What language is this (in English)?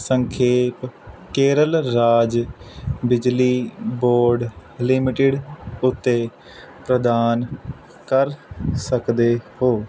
Punjabi